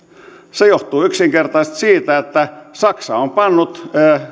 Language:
Finnish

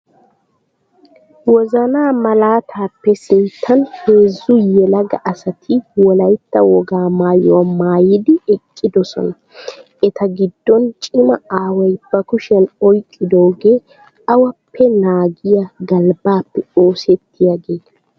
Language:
Wolaytta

